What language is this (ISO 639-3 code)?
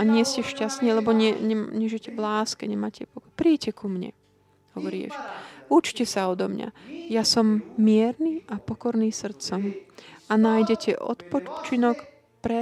slk